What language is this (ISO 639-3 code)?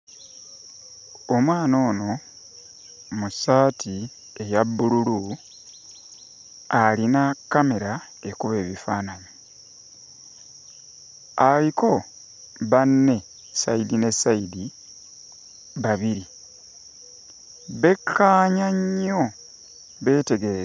lug